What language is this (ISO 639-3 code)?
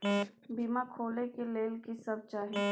mai